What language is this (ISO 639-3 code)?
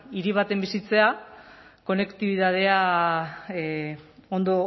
eus